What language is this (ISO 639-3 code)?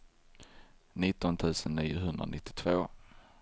swe